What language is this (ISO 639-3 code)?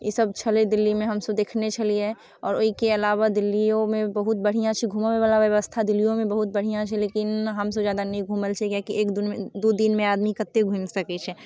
mai